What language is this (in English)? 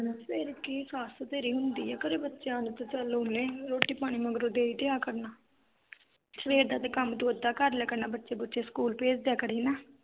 Punjabi